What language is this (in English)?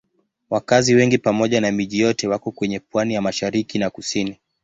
Swahili